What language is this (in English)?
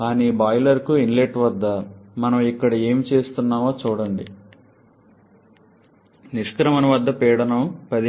Telugu